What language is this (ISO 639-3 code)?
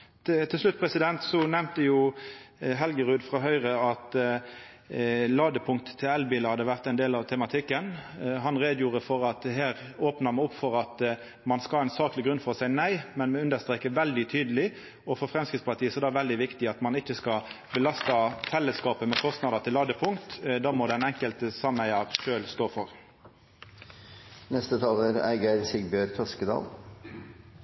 nno